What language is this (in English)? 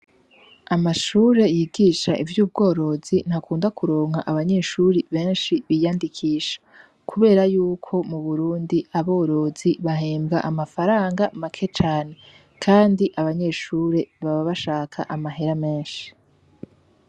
Rundi